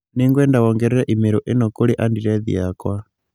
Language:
Kikuyu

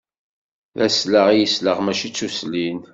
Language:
Kabyle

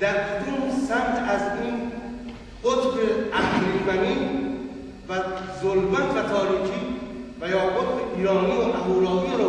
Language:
Persian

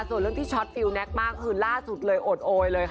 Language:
Thai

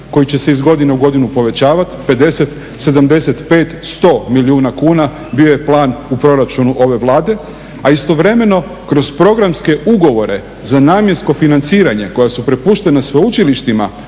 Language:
Croatian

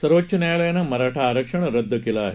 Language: Marathi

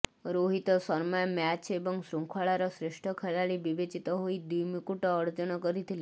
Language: Odia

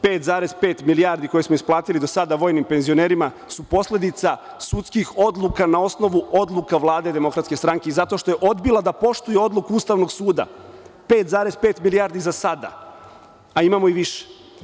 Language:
Serbian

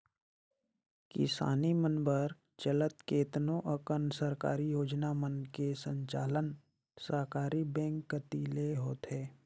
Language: Chhattisgarhi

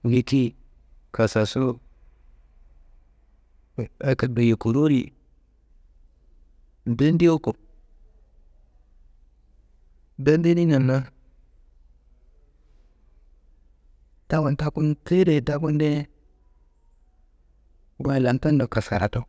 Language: Kanembu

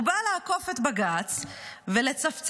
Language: Hebrew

